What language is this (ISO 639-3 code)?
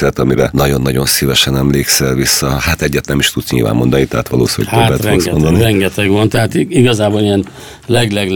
hun